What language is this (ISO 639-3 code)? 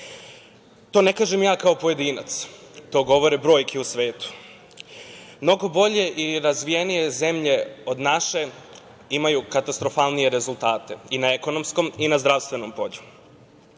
srp